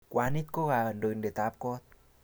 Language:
Kalenjin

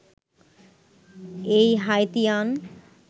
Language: Bangla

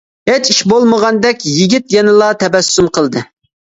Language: Uyghur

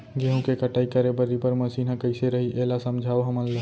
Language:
Chhattisgarhi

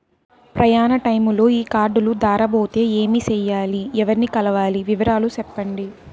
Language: Telugu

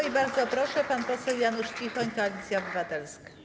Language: Polish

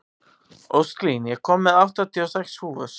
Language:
Icelandic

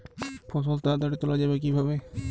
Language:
Bangla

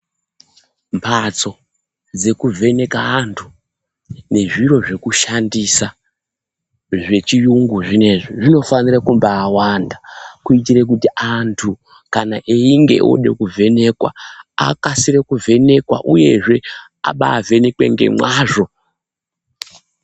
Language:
Ndau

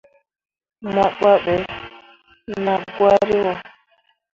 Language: Mundang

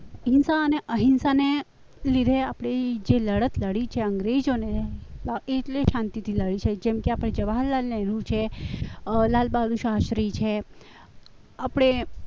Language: Gujarati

